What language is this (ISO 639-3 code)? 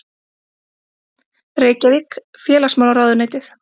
isl